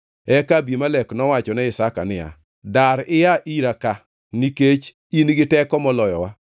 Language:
Luo (Kenya and Tanzania)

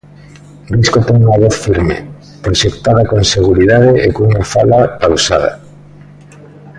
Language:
Galician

